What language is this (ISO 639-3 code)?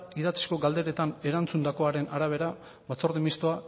eus